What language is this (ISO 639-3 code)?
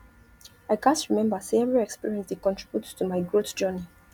pcm